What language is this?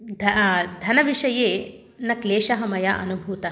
Sanskrit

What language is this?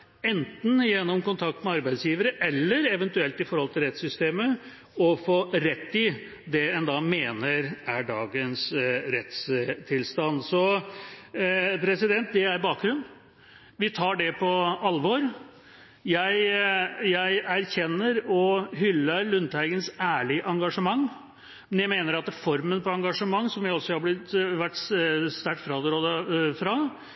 Norwegian Bokmål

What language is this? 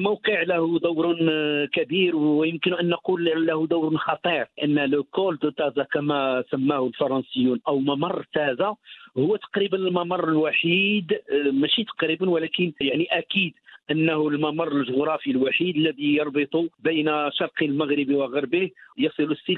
Arabic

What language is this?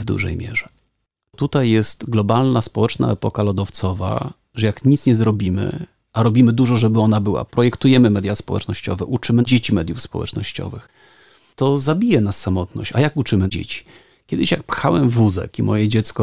Polish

